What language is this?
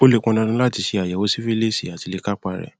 Yoruba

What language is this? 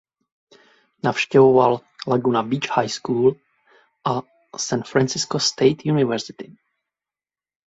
Czech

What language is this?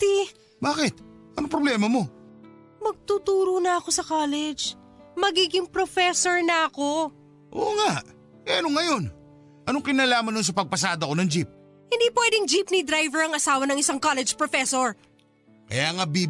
Filipino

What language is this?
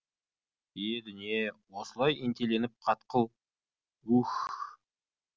Kazakh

